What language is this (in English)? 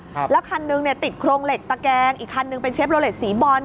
Thai